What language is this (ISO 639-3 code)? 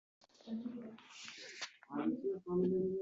uzb